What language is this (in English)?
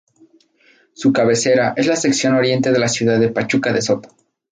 Spanish